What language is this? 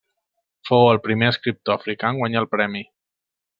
Catalan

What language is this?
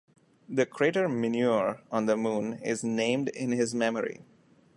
English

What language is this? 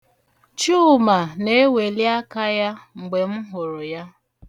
Igbo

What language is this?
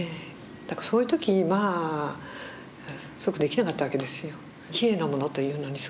Japanese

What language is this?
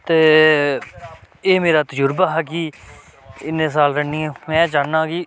Dogri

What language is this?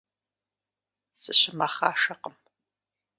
Kabardian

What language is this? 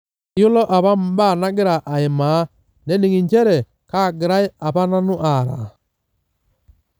Masai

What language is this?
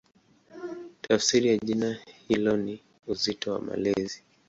Swahili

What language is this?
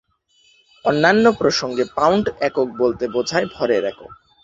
Bangla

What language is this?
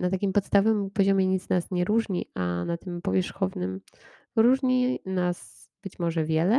Polish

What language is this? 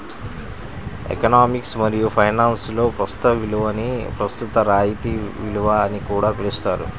Telugu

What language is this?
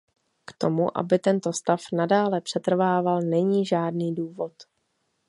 Czech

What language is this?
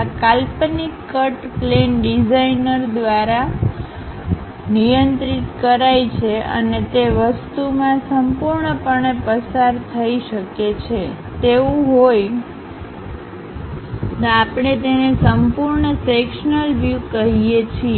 Gujarati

